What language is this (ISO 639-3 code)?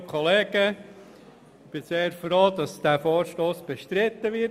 gsw